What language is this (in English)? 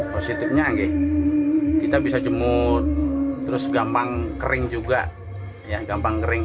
Indonesian